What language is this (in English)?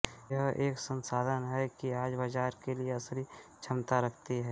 Hindi